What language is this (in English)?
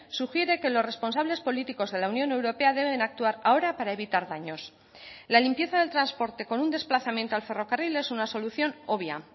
Spanish